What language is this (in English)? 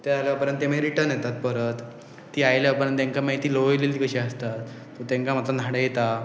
Konkani